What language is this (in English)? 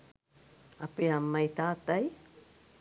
Sinhala